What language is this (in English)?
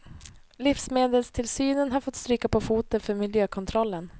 Swedish